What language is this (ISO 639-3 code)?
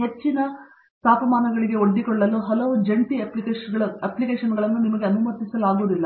kan